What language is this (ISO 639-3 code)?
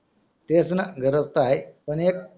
mar